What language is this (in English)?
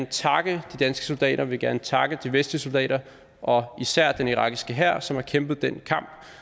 Danish